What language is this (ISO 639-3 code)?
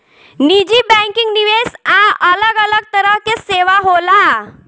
bho